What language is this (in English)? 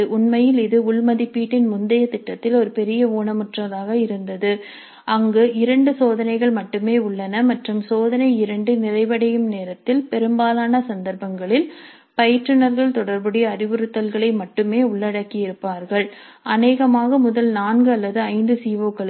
Tamil